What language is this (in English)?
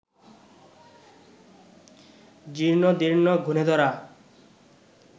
Bangla